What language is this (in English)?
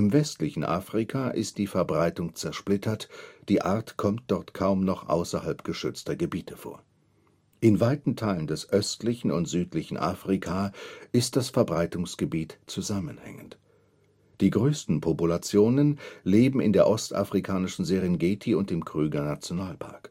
German